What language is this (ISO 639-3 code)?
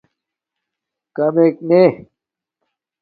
dmk